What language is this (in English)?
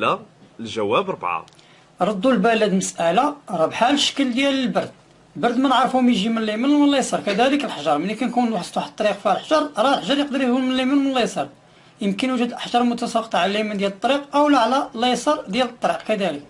Arabic